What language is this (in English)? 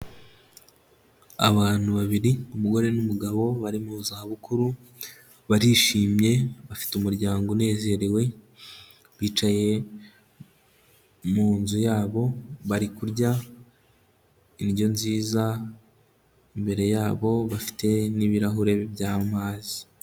Kinyarwanda